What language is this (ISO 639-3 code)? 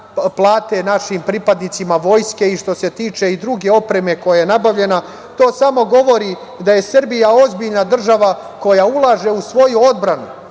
srp